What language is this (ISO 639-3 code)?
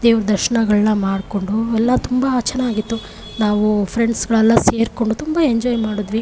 kan